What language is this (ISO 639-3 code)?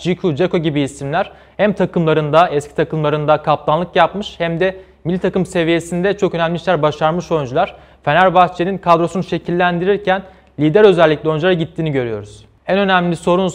tur